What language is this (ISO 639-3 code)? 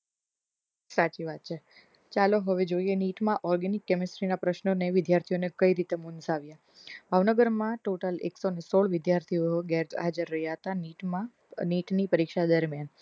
guj